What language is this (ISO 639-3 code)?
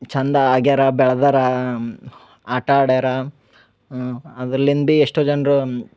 kan